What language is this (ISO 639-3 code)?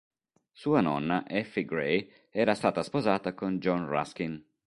ita